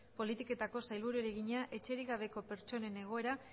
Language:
Basque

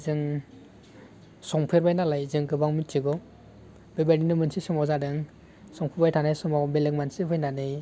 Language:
Bodo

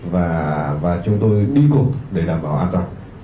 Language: Vietnamese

